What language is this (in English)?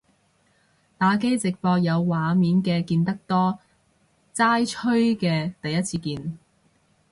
Cantonese